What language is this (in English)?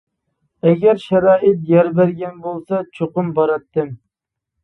Uyghur